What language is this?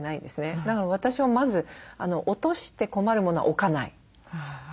Japanese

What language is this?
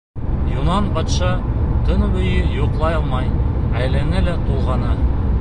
Bashkir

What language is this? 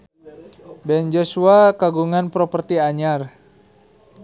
Sundanese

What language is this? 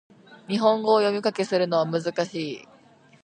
Japanese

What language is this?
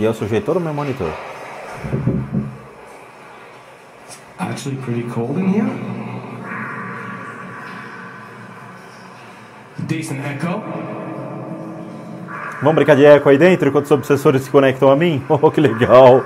Portuguese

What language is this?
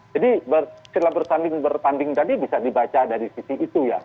Indonesian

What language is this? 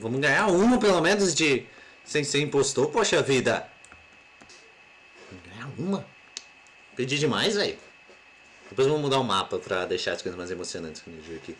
Portuguese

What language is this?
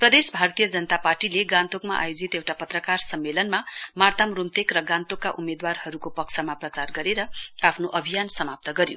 Nepali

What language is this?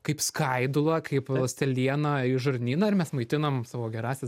Lithuanian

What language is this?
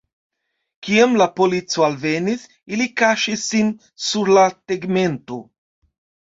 Esperanto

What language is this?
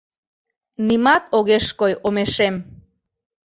Mari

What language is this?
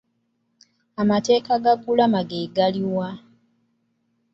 Ganda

